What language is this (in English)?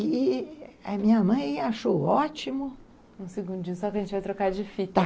Portuguese